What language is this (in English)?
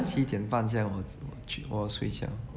English